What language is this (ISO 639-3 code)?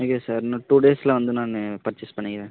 tam